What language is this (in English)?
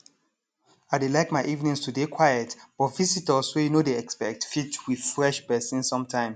Nigerian Pidgin